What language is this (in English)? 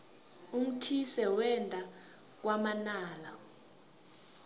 South Ndebele